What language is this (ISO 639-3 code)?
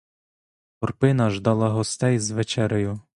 ukr